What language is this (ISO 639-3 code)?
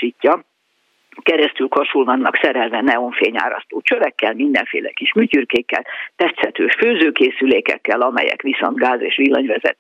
hun